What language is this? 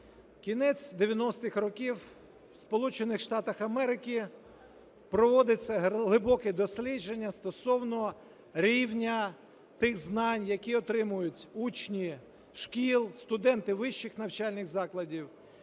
Ukrainian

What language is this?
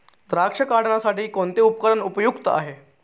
Marathi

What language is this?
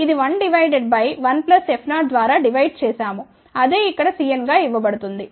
Telugu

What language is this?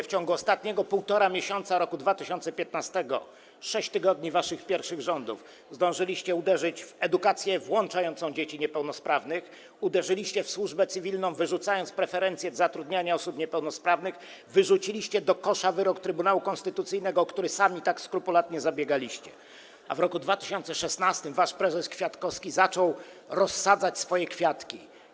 Polish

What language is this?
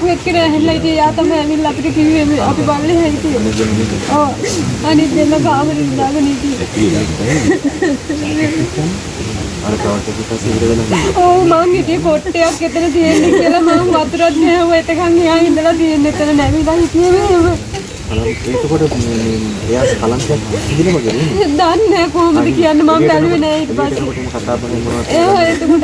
Sinhala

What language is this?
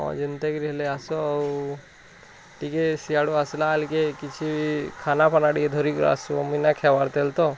Odia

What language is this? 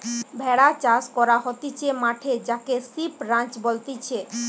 Bangla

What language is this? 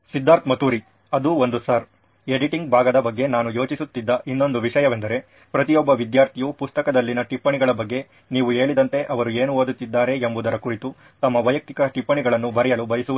Kannada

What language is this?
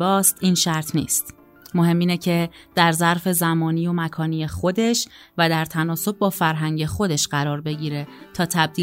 Persian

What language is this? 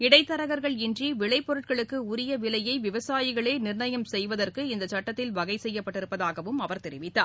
Tamil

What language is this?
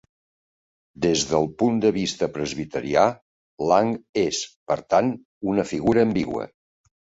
Catalan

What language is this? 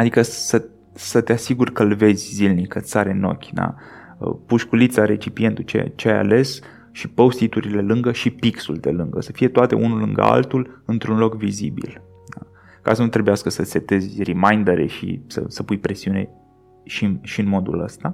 Romanian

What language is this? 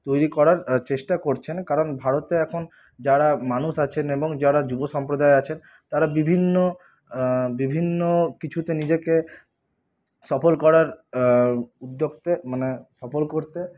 Bangla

